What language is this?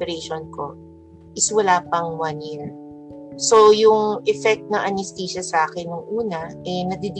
Filipino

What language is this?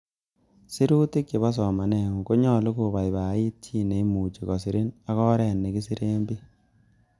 Kalenjin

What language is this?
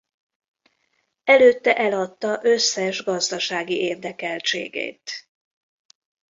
Hungarian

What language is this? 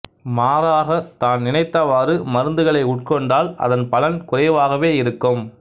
Tamil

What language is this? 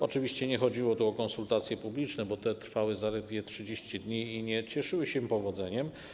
Polish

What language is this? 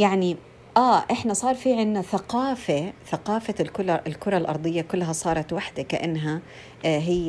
Arabic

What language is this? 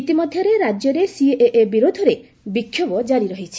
Odia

